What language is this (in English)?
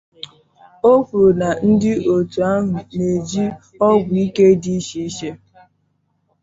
Igbo